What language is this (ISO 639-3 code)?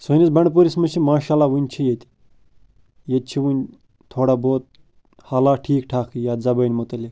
kas